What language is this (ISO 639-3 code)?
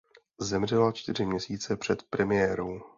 ces